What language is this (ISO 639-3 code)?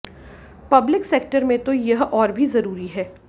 hin